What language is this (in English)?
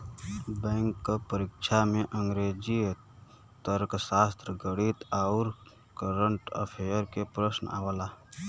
Bhojpuri